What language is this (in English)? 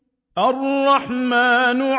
Arabic